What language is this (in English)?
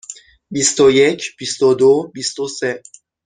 Persian